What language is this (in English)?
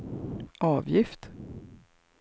Swedish